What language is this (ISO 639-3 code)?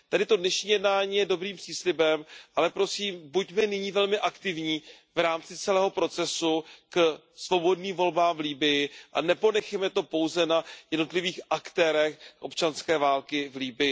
ces